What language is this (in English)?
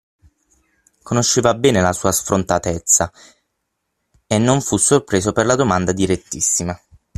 Italian